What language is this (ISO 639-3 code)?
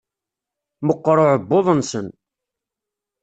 kab